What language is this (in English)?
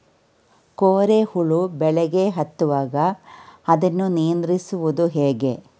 Kannada